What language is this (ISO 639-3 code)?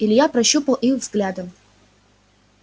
rus